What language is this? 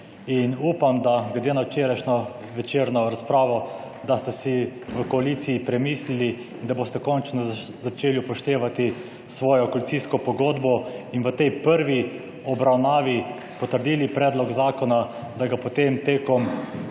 Slovenian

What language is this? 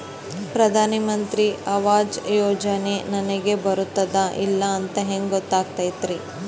Kannada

